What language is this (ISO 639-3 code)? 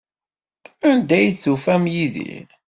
kab